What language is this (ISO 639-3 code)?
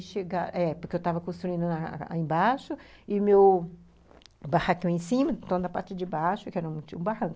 por